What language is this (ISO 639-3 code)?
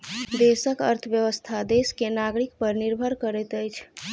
mai